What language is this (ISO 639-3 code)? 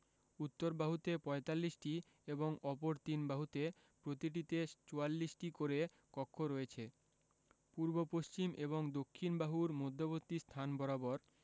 ben